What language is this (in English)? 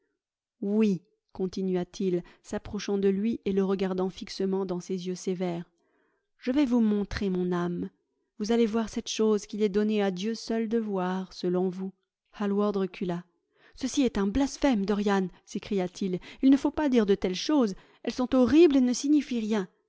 French